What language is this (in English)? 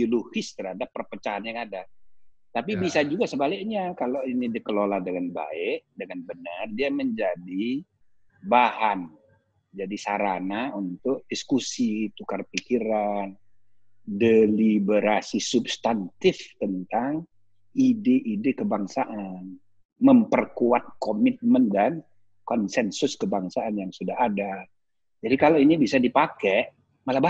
Indonesian